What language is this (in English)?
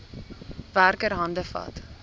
Afrikaans